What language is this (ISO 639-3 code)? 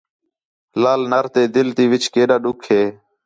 xhe